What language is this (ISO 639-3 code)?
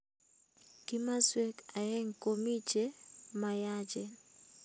kln